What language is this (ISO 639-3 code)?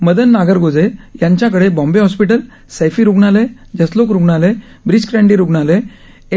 mar